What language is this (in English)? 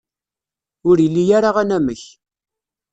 Kabyle